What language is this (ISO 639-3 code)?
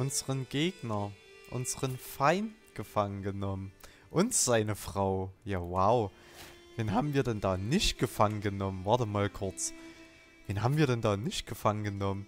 deu